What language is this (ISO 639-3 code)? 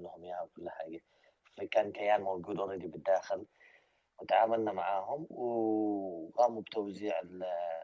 ara